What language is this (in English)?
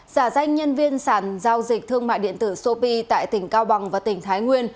Vietnamese